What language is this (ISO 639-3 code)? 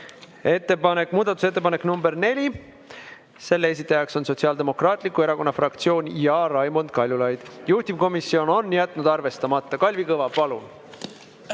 est